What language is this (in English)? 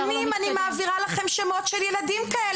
Hebrew